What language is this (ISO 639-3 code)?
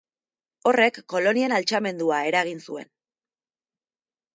eus